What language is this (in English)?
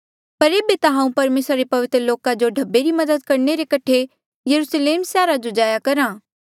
Mandeali